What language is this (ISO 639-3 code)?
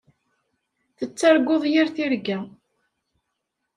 kab